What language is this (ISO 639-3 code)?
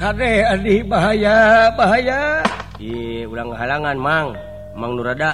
ind